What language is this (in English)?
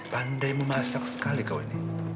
Indonesian